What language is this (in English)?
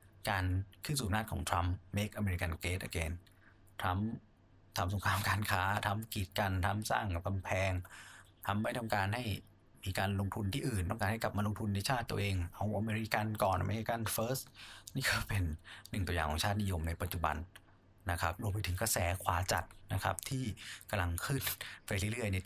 Thai